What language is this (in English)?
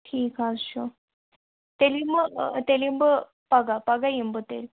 Kashmiri